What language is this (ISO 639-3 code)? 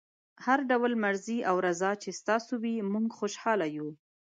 pus